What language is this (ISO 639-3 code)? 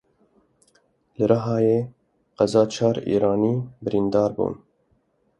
kur